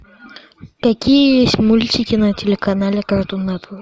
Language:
Russian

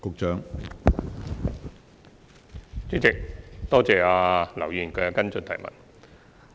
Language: Cantonese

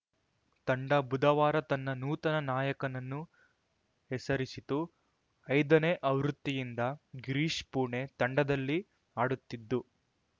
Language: Kannada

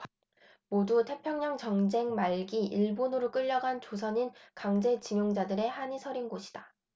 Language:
Korean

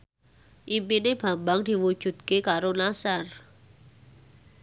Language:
Javanese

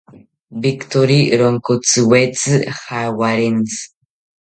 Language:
South Ucayali Ashéninka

